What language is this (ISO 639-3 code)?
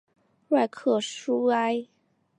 zho